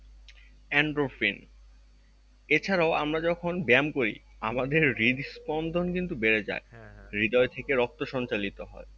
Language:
Bangla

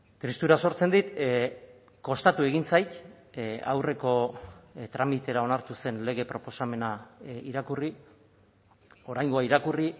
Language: Basque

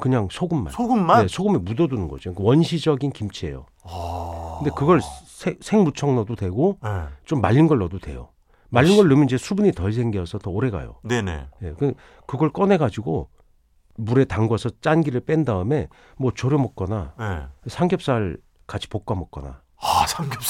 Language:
Korean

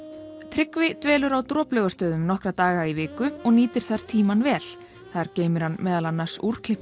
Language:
Icelandic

